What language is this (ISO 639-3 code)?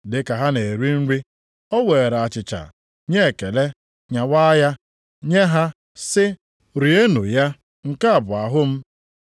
ibo